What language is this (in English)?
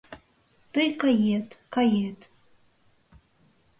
Mari